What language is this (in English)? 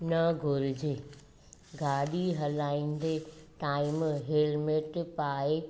Sindhi